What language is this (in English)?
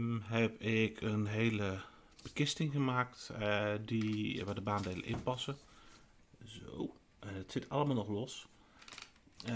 Dutch